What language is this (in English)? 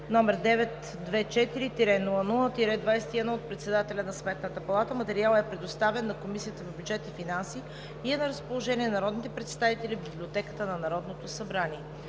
Bulgarian